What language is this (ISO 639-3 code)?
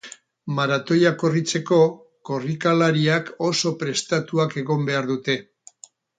eus